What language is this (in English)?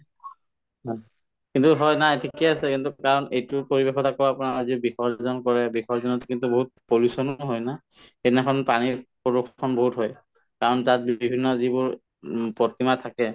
Assamese